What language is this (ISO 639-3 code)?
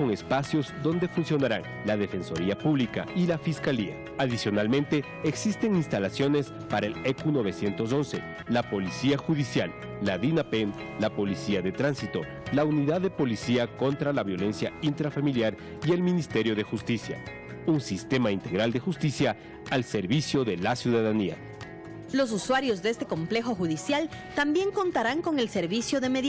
spa